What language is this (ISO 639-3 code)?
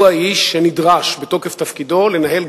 heb